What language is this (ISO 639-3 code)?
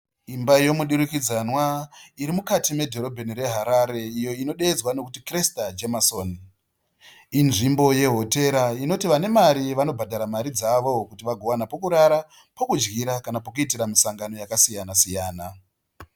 sna